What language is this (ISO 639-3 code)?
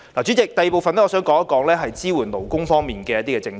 yue